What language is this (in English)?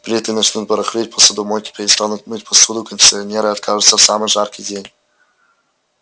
Russian